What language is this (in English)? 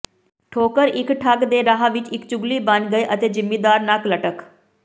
Punjabi